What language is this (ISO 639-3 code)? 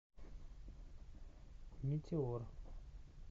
rus